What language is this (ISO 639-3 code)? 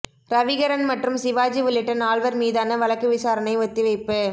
tam